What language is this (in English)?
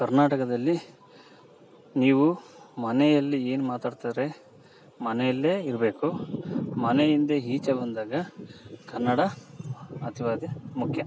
Kannada